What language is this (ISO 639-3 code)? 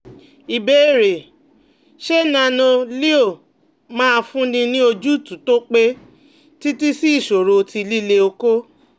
yor